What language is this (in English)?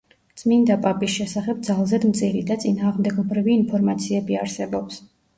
Georgian